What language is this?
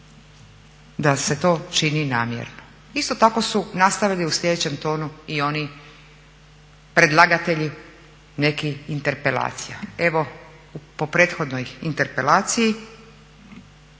Croatian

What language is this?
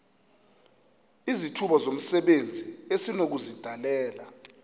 Xhosa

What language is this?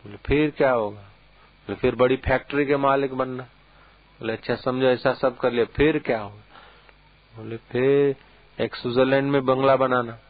Hindi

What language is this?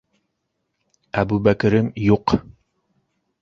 Bashkir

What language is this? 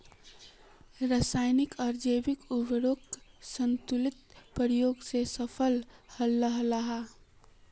Magahi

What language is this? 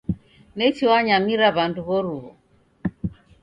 Taita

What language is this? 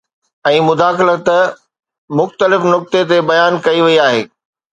Sindhi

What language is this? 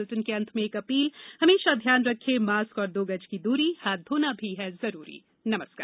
Hindi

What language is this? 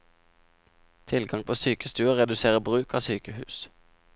Norwegian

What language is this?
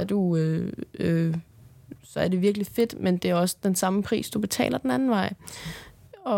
Danish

